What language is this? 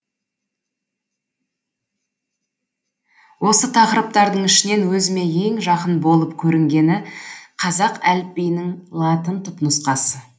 Kazakh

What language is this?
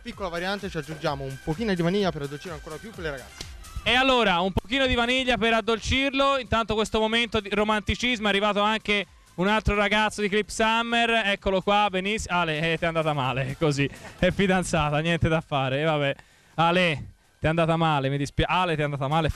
Italian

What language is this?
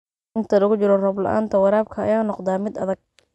Somali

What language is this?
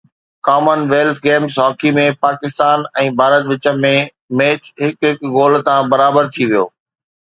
Sindhi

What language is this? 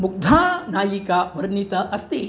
Sanskrit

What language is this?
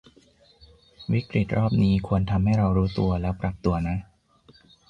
Thai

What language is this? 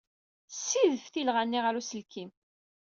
Kabyle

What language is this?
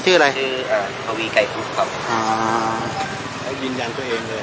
Thai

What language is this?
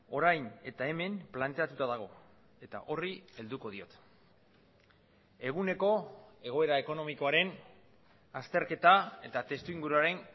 Basque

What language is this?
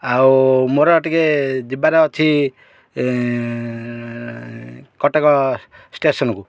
Odia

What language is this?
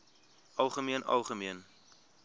Afrikaans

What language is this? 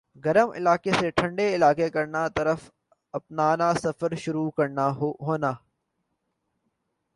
Urdu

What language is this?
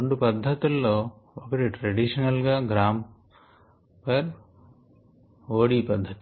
Telugu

